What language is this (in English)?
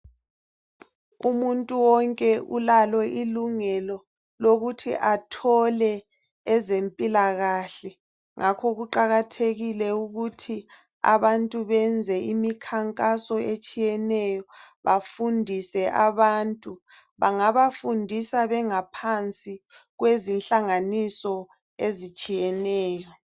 North Ndebele